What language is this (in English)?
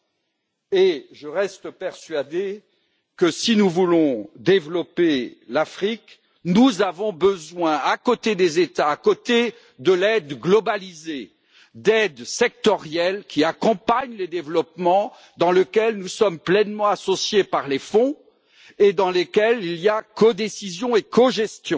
French